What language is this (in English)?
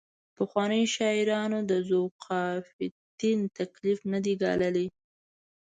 Pashto